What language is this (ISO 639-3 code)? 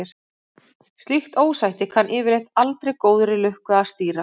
isl